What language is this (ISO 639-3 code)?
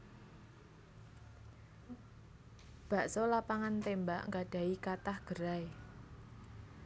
jav